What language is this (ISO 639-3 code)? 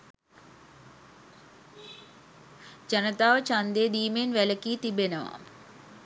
sin